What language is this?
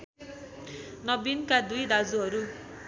Nepali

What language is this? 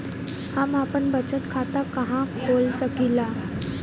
Bhojpuri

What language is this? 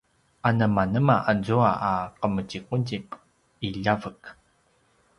Paiwan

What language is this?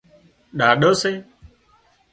Wadiyara Koli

